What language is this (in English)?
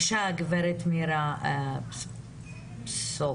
Hebrew